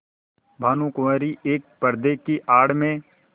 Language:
Hindi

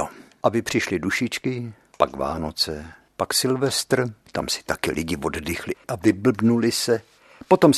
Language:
Czech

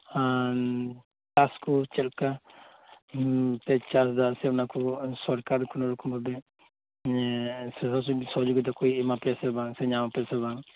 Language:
Santali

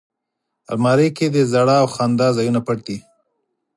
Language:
Pashto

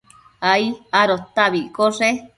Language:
Matsés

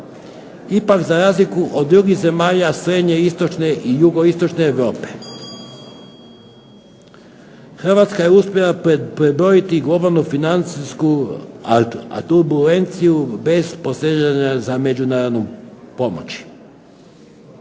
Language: Croatian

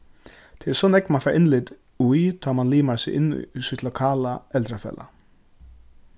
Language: Faroese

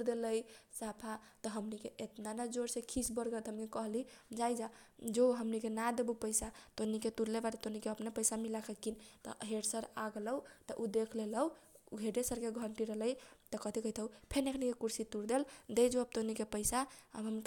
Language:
Kochila Tharu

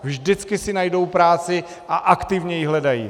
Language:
Czech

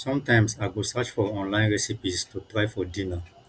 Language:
Nigerian Pidgin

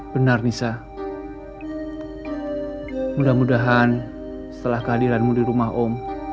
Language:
Indonesian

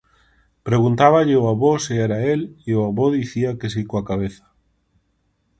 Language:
Galician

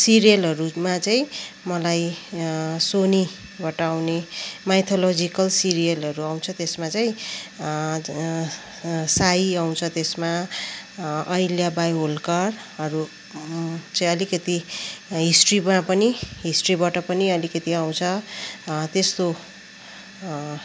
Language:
Nepali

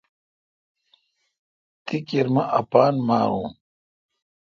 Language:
Kalkoti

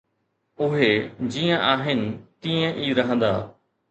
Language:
Sindhi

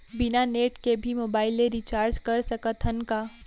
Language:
Chhattisgarhi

